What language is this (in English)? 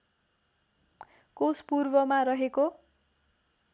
Nepali